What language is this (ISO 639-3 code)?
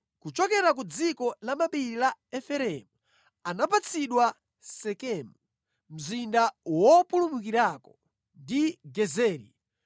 nya